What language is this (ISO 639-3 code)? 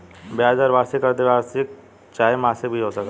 bho